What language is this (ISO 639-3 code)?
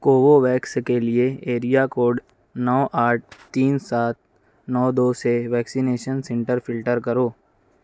urd